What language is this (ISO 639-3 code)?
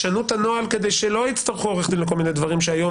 heb